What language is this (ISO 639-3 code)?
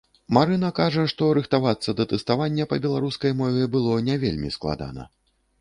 bel